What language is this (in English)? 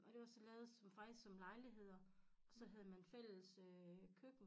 Danish